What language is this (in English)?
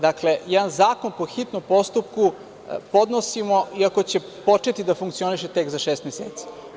Serbian